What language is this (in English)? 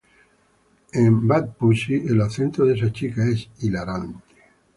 Spanish